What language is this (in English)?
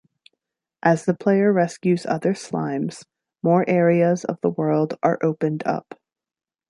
English